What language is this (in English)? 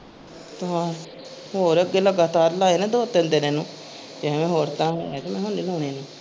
Punjabi